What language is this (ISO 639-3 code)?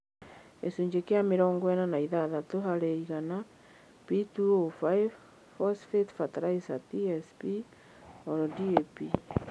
kik